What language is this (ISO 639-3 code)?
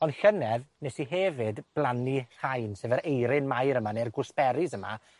cym